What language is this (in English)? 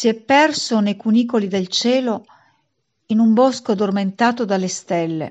Italian